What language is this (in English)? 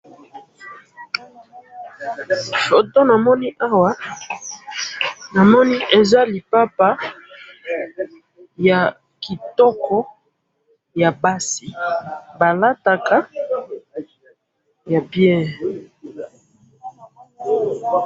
Lingala